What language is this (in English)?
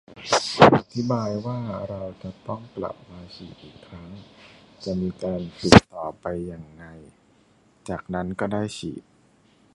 Thai